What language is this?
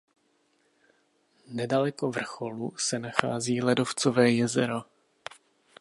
Czech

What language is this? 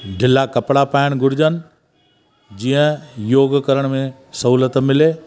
Sindhi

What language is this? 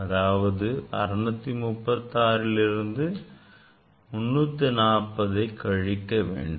Tamil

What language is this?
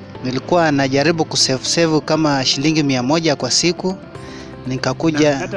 Swahili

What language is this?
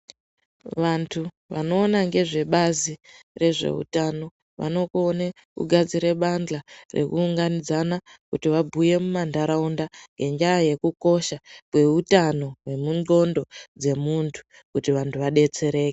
Ndau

